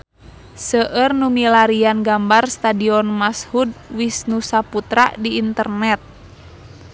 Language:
Sundanese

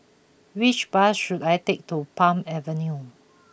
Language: English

